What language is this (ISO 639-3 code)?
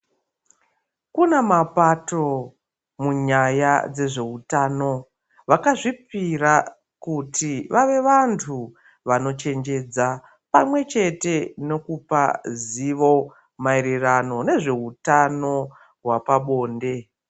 ndc